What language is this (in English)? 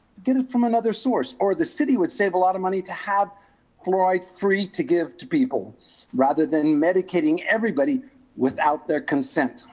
English